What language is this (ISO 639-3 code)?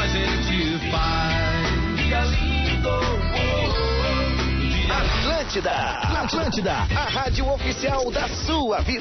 por